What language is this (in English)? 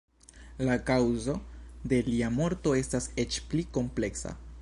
Esperanto